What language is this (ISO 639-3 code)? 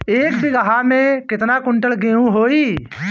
bho